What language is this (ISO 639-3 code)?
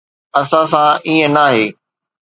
snd